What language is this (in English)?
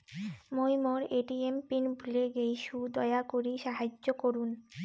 Bangla